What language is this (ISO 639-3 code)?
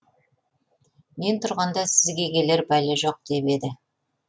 kaz